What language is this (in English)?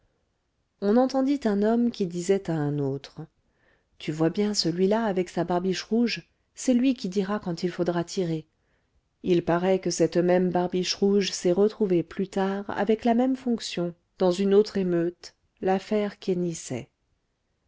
French